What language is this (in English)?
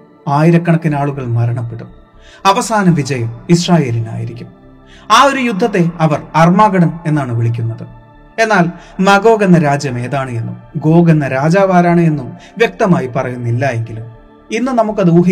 Malayalam